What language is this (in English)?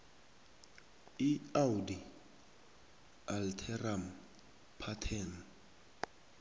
South Ndebele